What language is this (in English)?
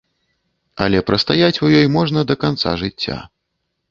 Belarusian